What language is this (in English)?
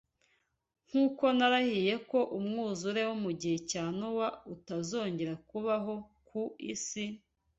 Kinyarwanda